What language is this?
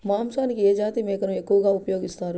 Telugu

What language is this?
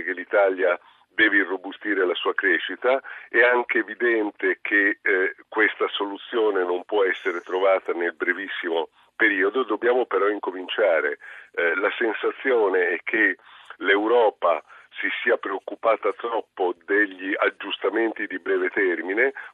Italian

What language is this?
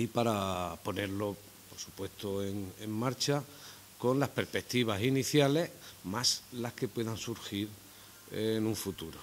Spanish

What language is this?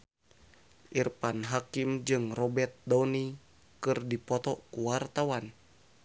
Sundanese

